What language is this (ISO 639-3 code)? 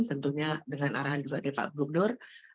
ind